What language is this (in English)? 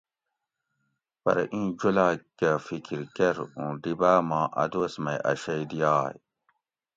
Gawri